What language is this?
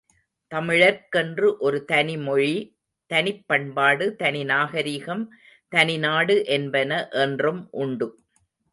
Tamil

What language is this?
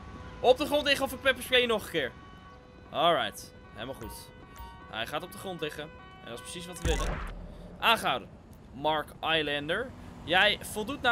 Dutch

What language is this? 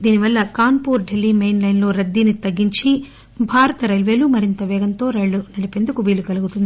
Telugu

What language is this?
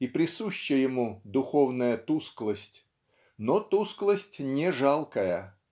Russian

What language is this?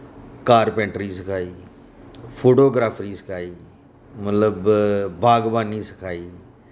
Dogri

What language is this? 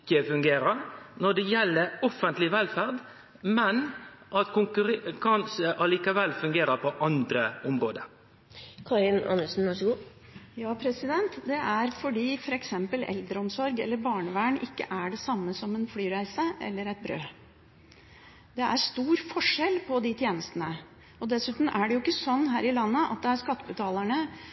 Norwegian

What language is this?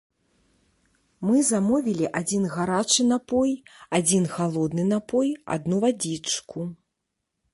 Belarusian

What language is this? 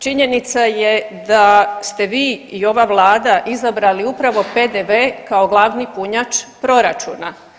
Croatian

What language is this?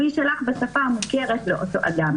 Hebrew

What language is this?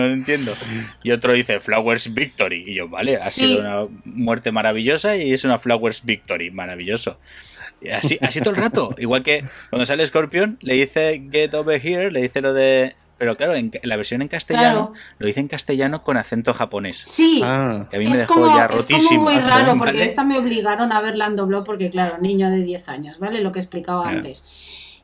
Spanish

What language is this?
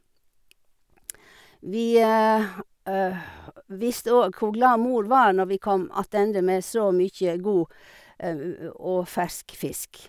Norwegian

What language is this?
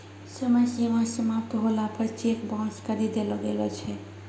Maithili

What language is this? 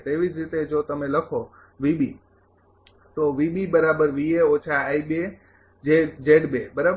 Gujarati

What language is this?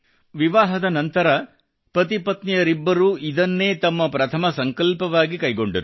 Kannada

